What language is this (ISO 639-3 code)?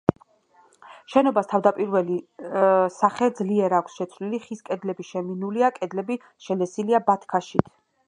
kat